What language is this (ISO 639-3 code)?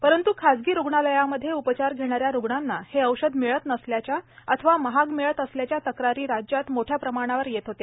mar